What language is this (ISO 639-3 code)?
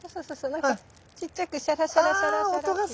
jpn